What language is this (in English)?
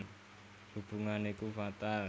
Javanese